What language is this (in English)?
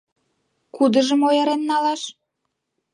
Mari